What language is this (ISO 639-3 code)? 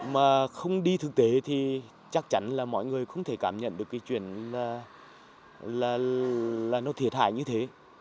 vie